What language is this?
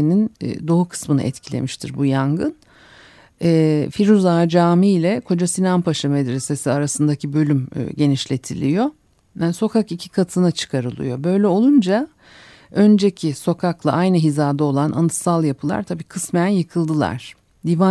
Turkish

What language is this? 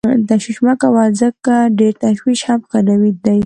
Pashto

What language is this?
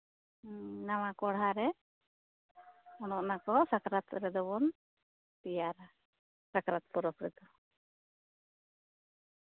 Santali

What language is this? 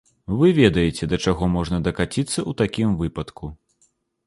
Belarusian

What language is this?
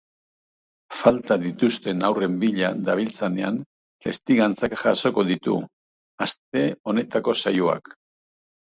Basque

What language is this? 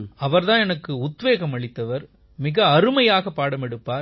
Tamil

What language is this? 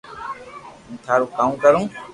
Loarki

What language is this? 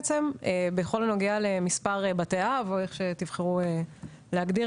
Hebrew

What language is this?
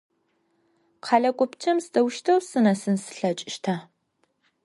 Adyghe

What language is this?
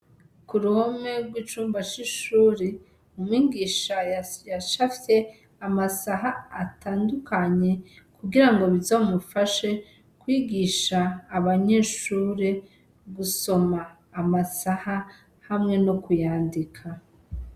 Rundi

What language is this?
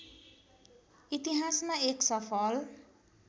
Nepali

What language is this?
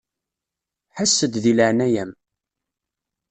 Kabyle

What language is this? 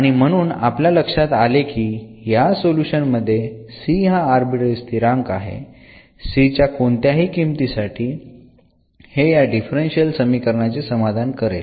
Marathi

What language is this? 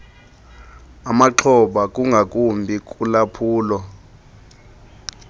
Xhosa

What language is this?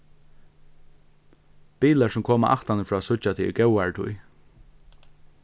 Faroese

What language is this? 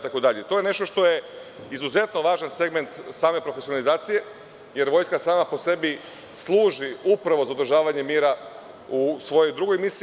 Serbian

